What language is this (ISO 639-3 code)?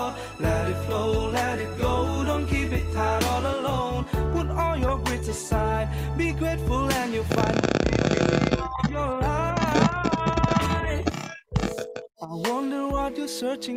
ind